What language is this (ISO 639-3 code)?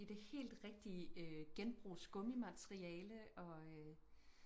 dan